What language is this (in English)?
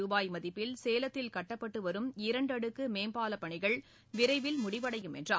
Tamil